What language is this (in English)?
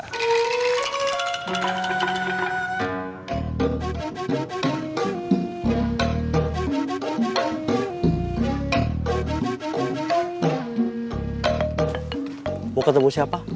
Indonesian